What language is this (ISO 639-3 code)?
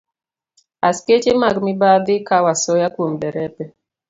luo